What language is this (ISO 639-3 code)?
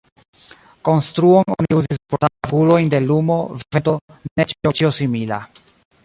epo